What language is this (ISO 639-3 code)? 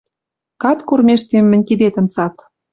mrj